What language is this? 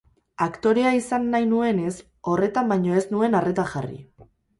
Basque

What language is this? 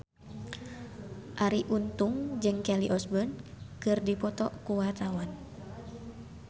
Sundanese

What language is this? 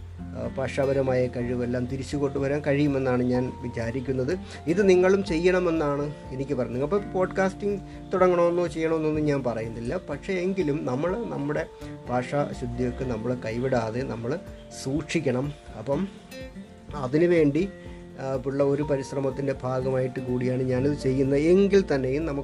Malayalam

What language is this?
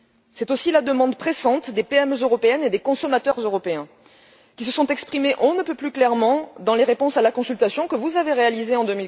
French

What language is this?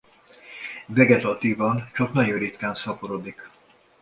Hungarian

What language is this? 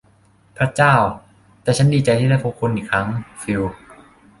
Thai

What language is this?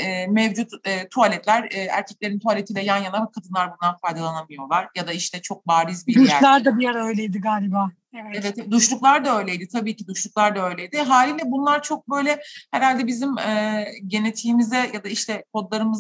Turkish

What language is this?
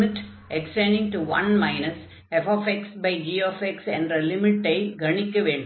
Tamil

